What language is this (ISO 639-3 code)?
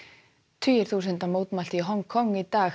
isl